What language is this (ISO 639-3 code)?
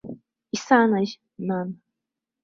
abk